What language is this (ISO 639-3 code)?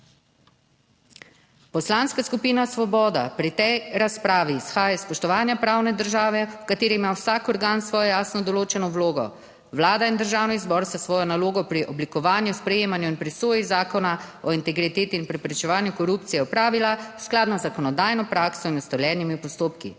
slv